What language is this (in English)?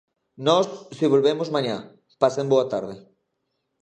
Galician